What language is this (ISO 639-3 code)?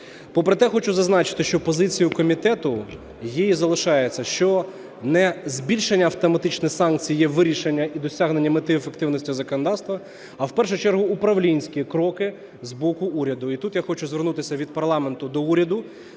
ukr